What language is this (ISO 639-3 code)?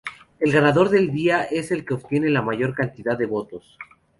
spa